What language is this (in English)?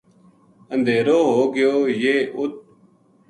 Gujari